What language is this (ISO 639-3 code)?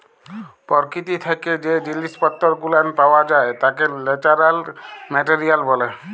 ben